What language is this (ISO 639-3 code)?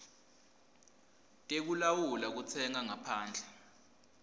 ssw